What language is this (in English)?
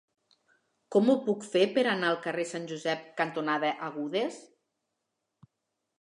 Catalan